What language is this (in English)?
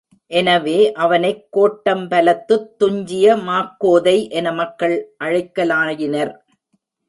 Tamil